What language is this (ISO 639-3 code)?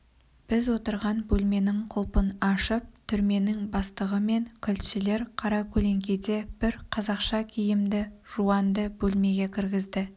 kaz